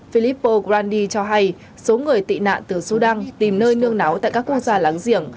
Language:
Vietnamese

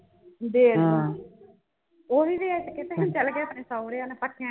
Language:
Punjabi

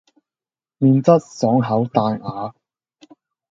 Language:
Cantonese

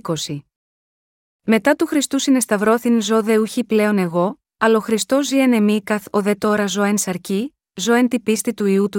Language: Greek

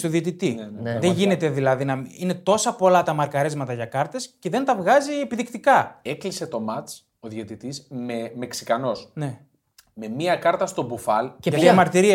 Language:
Greek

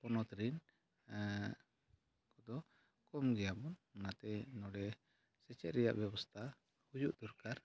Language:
Santali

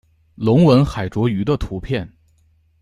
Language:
Chinese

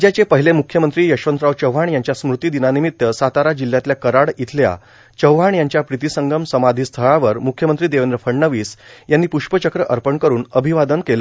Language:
Marathi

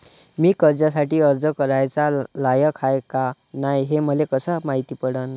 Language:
Marathi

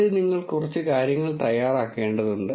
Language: Malayalam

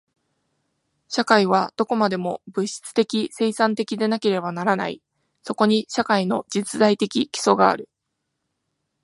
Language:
Japanese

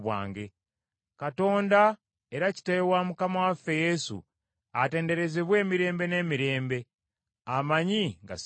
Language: Ganda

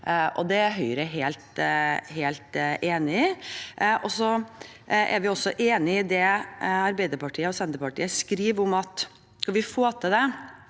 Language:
Norwegian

